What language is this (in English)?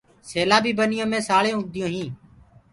Gurgula